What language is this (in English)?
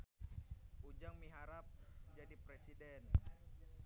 Sundanese